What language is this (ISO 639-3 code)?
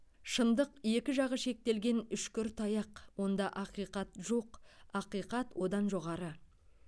kaz